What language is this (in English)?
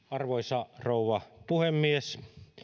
Finnish